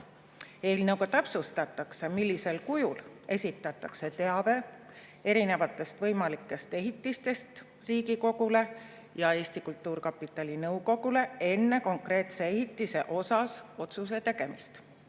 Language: Estonian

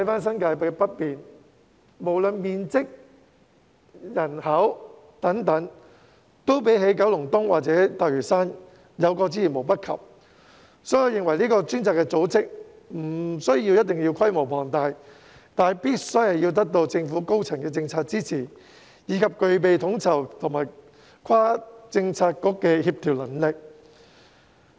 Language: Cantonese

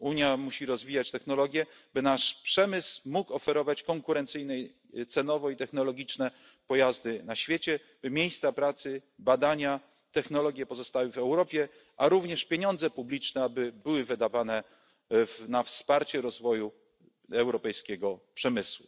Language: Polish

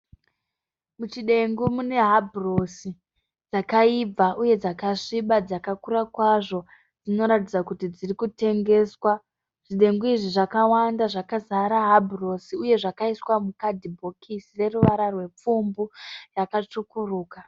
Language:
Shona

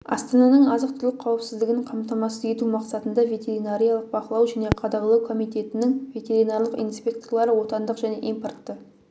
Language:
Kazakh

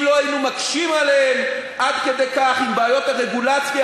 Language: Hebrew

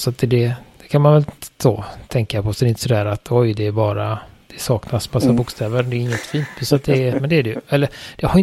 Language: Swedish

